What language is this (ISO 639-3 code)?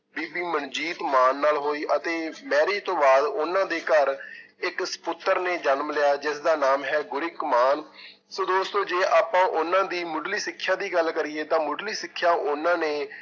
pan